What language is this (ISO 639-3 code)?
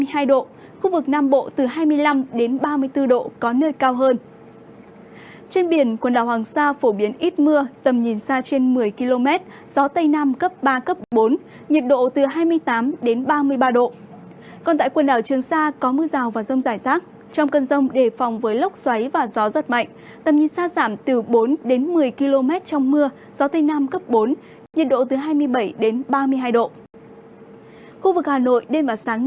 vie